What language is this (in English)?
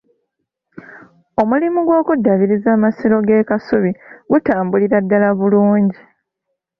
Ganda